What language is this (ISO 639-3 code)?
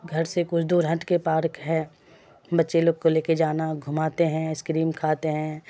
urd